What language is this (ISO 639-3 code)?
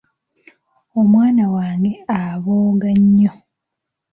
lug